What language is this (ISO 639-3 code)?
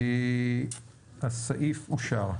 heb